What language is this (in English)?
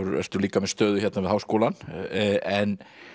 Icelandic